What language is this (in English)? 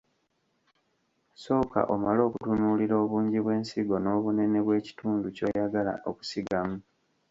Ganda